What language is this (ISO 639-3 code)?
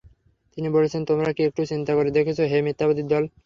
ben